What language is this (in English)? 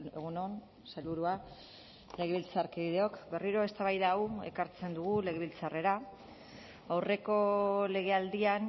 Basque